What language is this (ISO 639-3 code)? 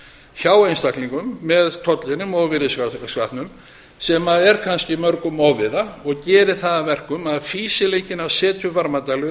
isl